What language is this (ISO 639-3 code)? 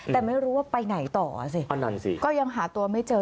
tha